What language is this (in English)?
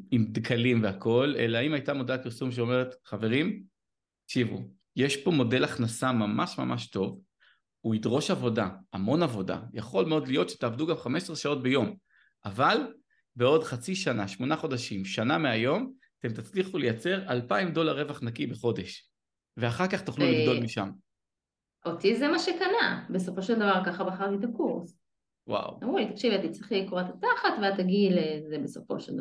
Hebrew